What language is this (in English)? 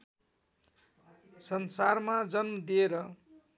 Nepali